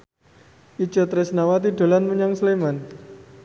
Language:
Javanese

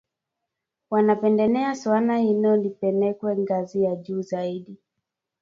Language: Swahili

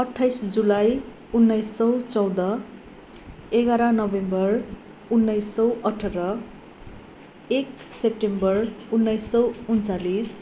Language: Nepali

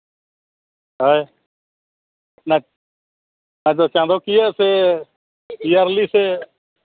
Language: Santali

